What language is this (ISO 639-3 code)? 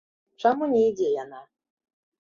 bel